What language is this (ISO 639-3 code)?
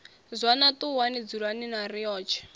ven